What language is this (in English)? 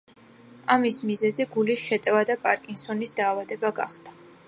Georgian